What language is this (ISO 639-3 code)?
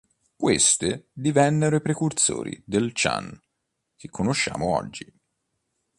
ita